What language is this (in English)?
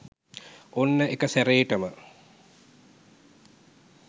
Sinhala